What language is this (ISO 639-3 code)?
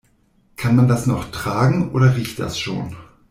deu